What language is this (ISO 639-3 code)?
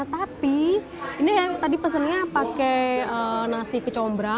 ind